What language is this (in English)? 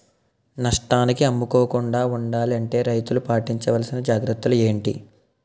Telugu